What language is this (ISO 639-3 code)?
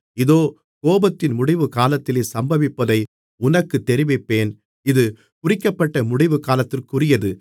tam